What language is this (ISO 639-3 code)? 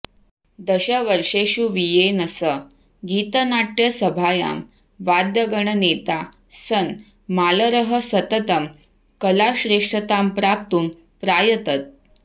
san